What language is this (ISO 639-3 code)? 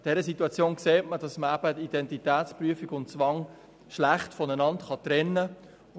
gsw